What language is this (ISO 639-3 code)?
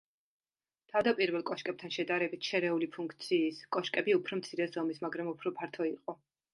kat